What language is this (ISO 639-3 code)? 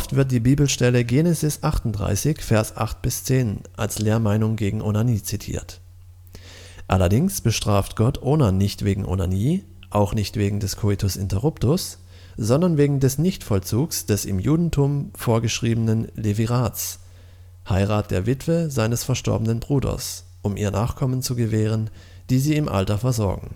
deu